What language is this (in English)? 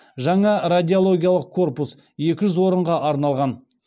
Kazakh